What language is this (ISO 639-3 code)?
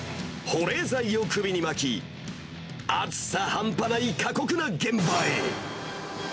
jpn